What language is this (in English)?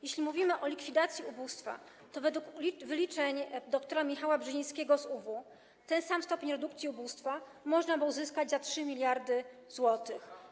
Polish